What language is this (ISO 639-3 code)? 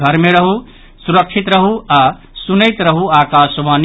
mai